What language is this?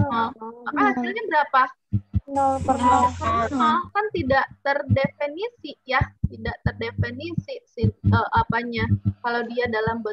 Indonesian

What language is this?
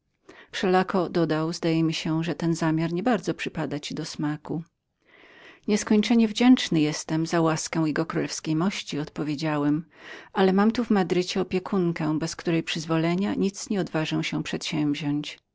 Polish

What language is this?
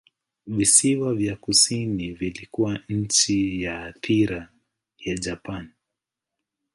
Swahili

